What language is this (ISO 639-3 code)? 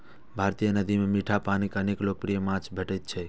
mai